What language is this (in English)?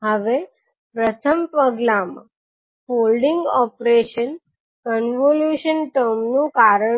Gujarati